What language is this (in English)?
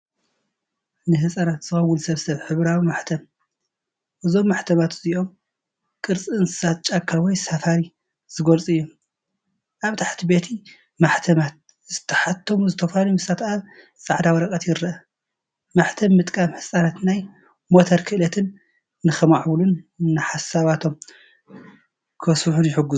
Tigrinya